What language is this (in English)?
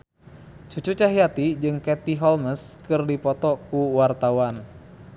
Sundanese